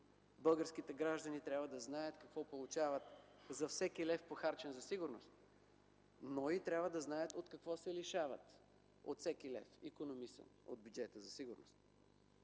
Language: Bulgarian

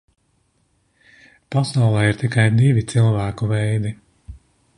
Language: Latvian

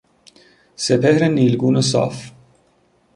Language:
Persian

